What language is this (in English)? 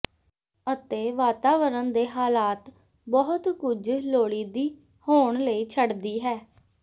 Punjabi